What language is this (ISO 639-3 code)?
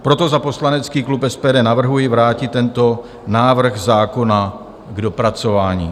ces